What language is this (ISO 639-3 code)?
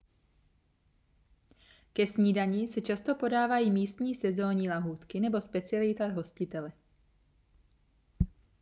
ces